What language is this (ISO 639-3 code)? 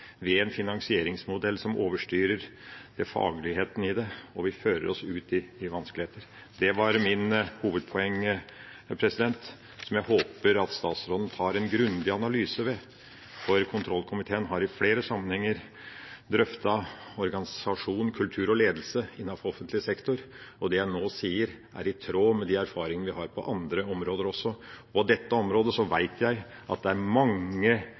nob